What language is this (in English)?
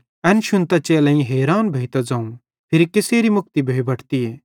Bhadrawahi